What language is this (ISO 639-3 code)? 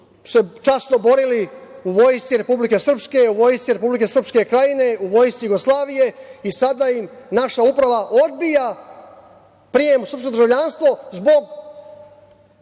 srp